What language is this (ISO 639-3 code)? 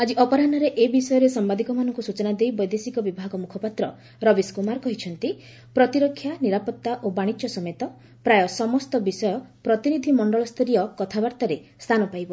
ori